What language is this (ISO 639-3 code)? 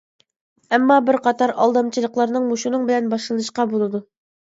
uig